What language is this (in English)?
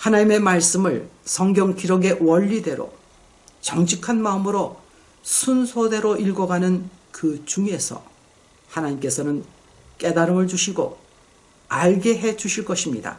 Korean